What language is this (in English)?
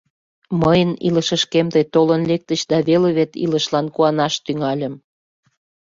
Mari